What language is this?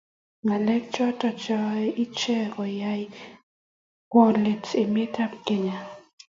Kalenjin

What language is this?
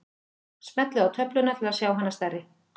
Icelandic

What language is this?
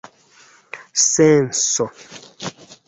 Esperanto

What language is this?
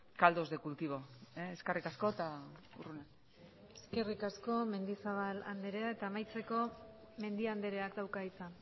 Basque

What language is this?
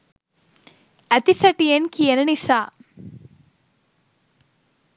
Sinhala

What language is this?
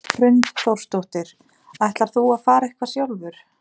Icelandic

